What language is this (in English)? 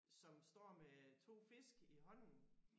Danish